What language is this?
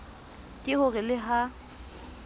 Southern Sotho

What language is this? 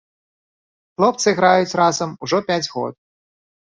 Belarusian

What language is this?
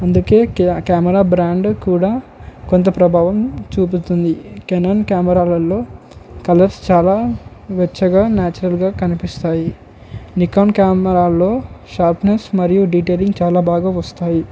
Telugu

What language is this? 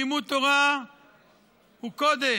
Hebrew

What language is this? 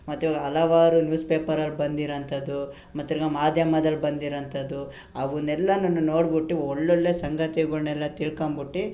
Kannada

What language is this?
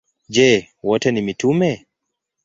Swahili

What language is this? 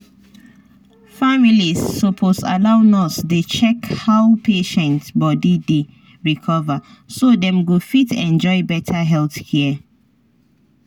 Nigerian Pidgin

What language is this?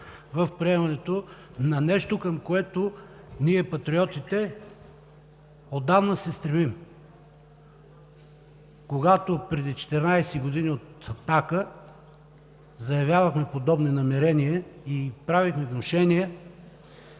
Bulgarian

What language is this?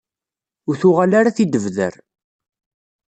Kabyle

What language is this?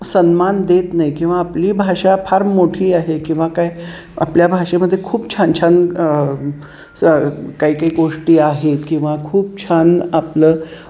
Marathi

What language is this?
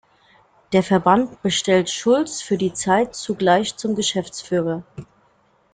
German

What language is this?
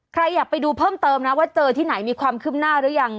Thai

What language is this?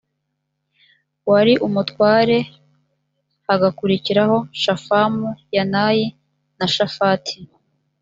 Kinyarwanda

